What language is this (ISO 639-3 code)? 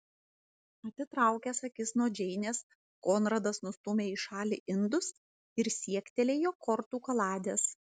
lit